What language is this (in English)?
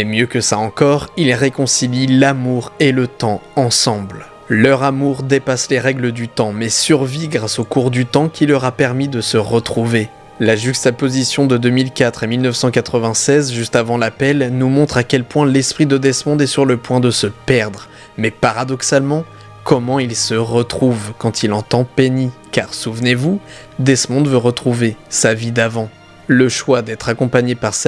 French